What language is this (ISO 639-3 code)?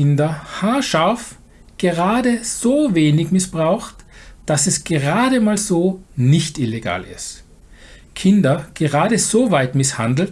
deu